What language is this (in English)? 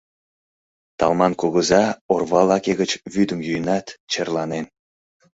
Mari